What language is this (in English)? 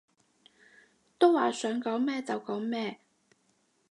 Cantonese